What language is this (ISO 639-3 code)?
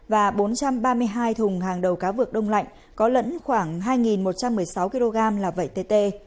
vie